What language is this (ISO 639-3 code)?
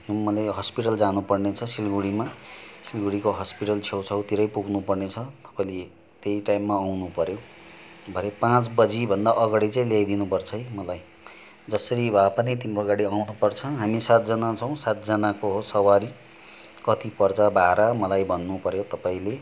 nep